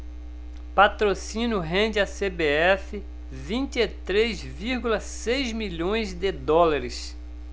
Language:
Portuguese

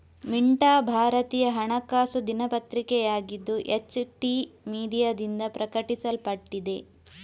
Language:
Kannada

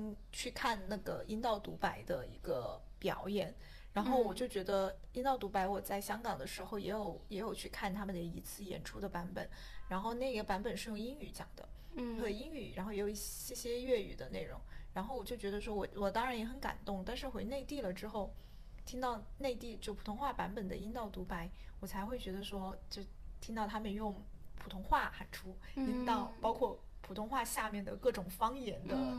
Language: Chinese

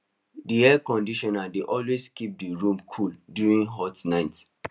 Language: Nigerian Pidgin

